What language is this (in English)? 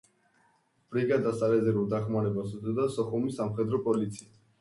Georgian